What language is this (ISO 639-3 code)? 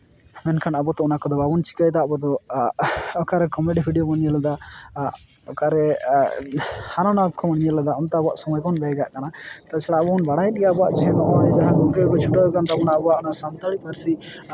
sat